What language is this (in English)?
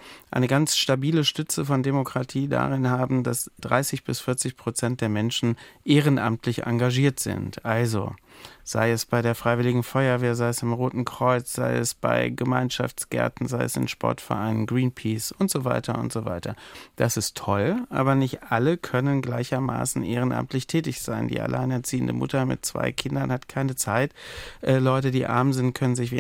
German